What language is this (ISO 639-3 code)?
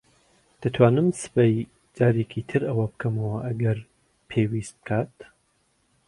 ckb